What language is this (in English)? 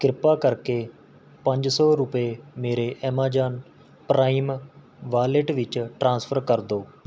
Punjabi